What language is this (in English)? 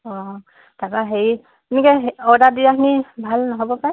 Assamese